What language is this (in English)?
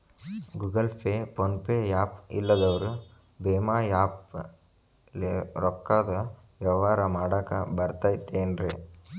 Kannada